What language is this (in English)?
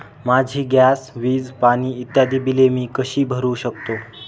Marathi